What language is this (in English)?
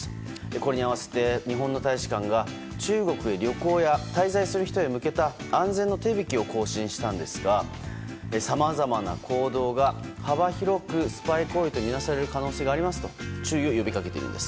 Japanese